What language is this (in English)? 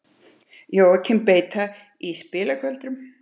Icelandic